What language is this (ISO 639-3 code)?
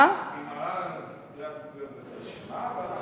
heb